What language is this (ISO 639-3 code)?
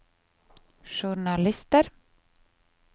nor